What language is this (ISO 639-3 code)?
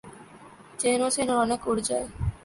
urd